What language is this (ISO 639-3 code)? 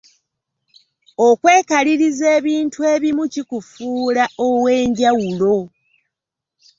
lug